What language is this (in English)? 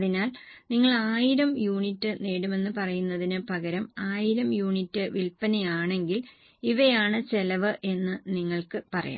Malayalam